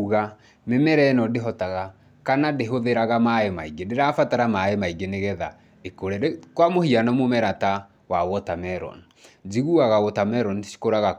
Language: Kikuyu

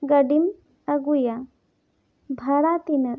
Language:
Santali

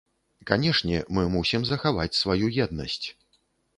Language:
Belarusian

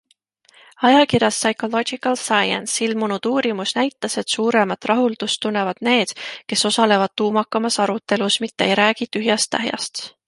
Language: Estonian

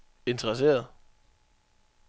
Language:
Danish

